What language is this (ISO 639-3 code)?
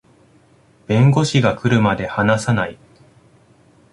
jpn